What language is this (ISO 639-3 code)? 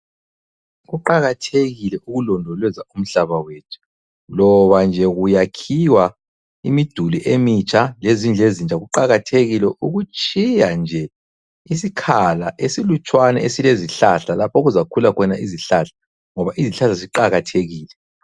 nde